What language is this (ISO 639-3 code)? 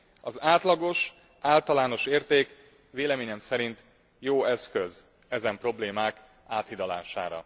hun